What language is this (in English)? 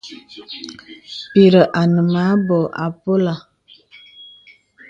Bebele